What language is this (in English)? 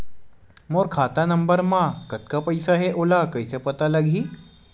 Chhattisgarhi